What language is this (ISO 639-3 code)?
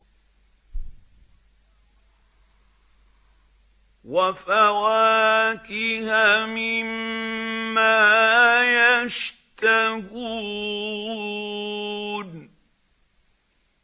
ara